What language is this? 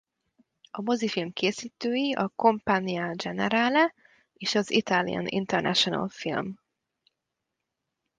Hungarian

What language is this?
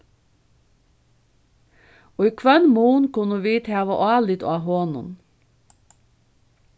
Faroese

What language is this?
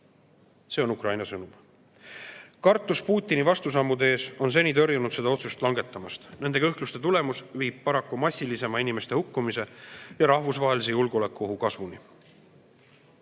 Estonian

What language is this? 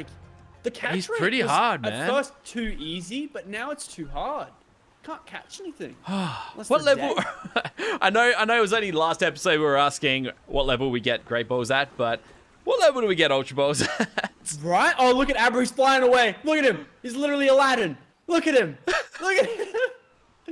English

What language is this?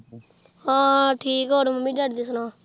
Punjabi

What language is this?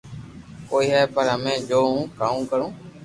Loarki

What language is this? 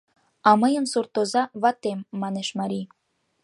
Mari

